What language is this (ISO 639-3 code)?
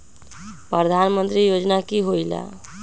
mag